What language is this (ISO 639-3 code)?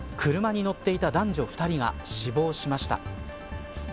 jpn